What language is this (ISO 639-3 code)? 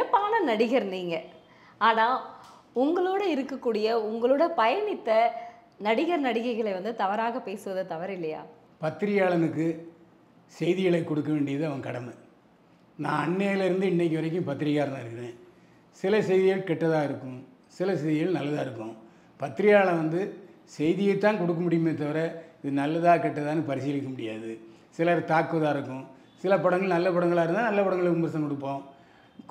tam